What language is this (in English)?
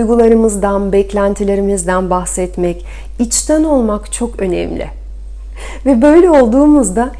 Turkish